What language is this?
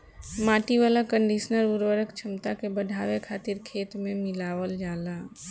Bhojpuri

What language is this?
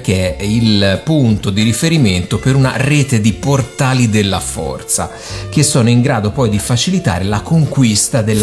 Italian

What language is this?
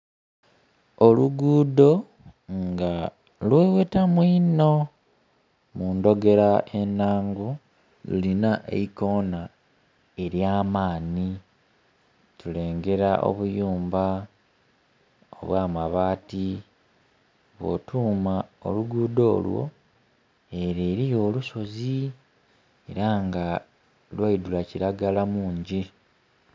Soga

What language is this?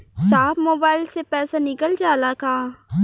Bhojpuri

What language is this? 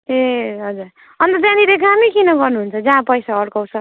Nepali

